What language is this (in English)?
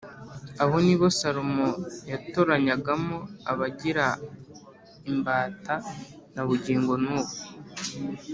Kinyarwanda